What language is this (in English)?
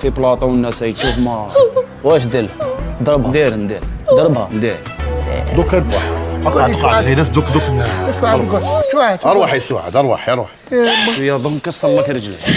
Arabic